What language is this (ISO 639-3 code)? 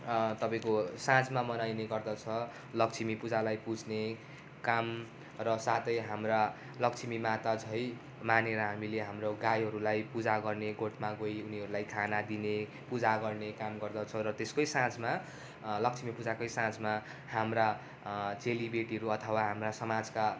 nep